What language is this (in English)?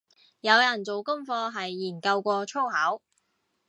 Cantonese